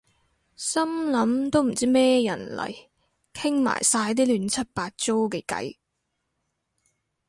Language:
Cantonese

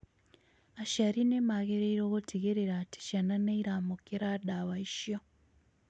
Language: Kikuyu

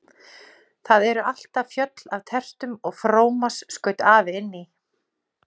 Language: Icelandic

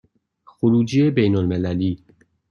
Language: Persian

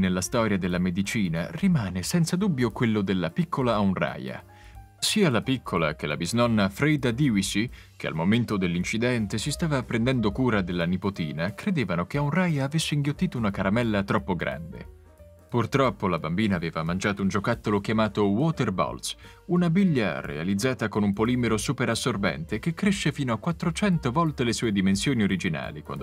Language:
Italian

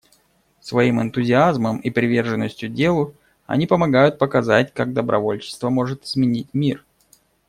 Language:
Russian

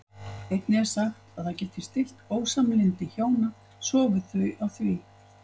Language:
Icelandic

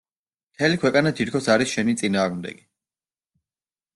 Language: Georgian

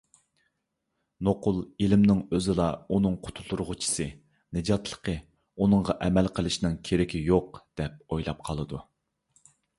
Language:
Uyghur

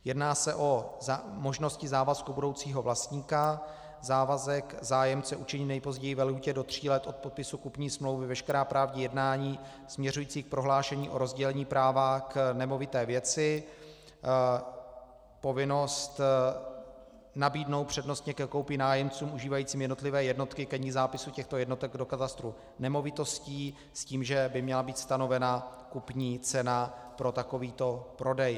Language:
Czech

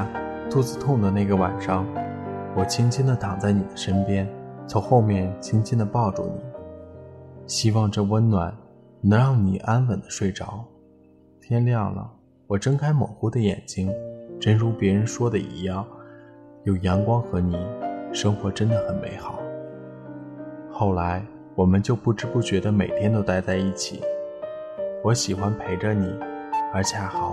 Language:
Chinese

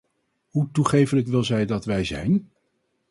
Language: Dutch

